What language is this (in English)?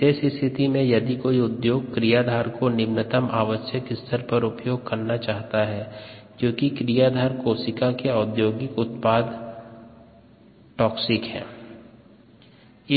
Hindi